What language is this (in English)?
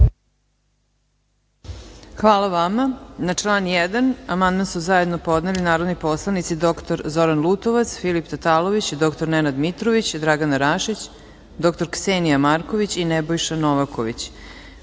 Serbian